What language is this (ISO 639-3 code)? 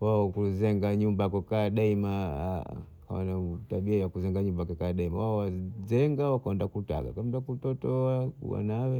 bou